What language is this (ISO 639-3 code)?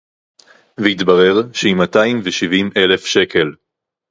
heb